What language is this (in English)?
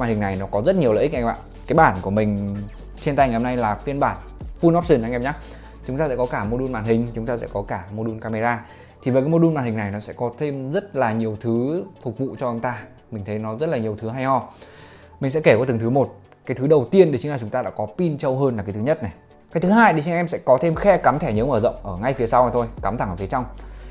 Vietnamese